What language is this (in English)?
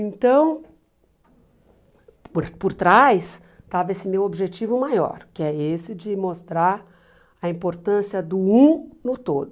Portuguese